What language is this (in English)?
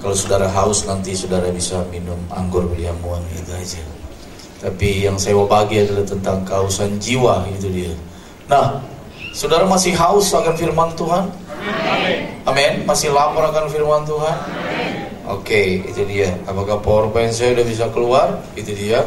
Indonesian